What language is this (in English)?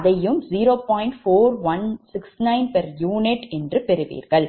Tamil